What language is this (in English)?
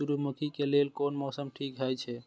Maithili